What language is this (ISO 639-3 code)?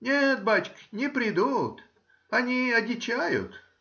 rus